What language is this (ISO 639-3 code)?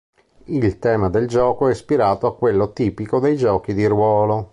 ita